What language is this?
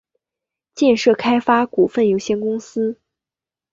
Chinese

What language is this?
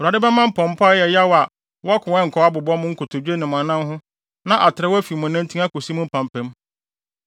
Akan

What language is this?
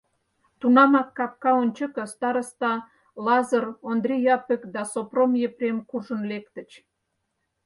Mari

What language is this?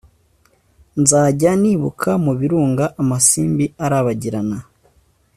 Kinyarwanda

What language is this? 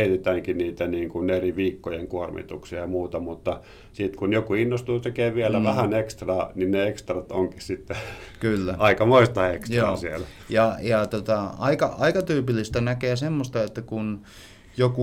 Finnish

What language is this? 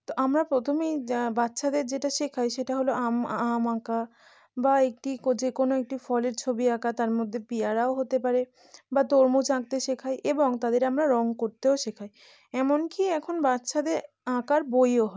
Bangla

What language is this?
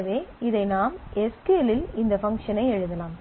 Tamil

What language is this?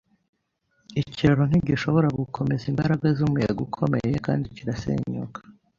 Kinyarwanda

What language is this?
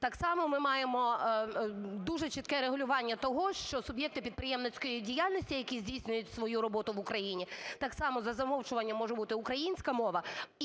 Ukrainian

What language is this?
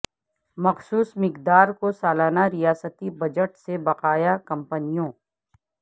Urdu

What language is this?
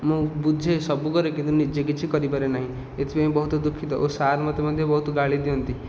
Odia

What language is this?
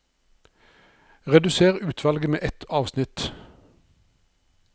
Norwegian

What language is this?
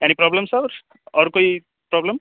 Urdu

